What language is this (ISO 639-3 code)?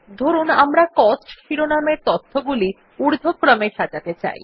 ben